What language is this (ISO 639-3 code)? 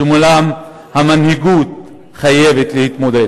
heb